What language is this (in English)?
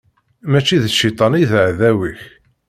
Kabyle